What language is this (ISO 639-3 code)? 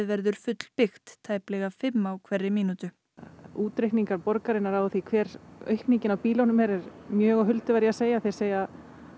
isl